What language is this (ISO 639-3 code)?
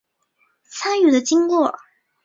zho